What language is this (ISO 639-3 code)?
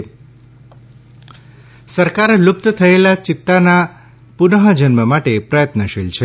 guj